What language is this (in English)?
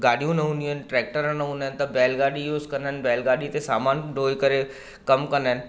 Sindhi